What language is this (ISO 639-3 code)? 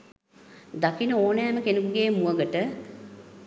sin